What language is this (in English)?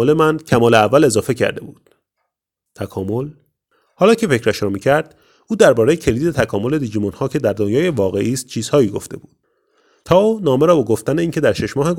Persian